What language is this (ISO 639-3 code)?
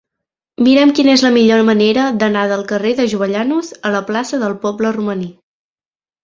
cat